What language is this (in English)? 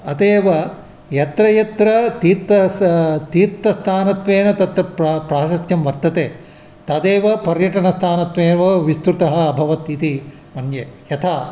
Sanskrit